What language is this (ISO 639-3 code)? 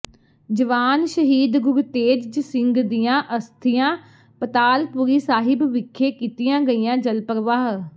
pan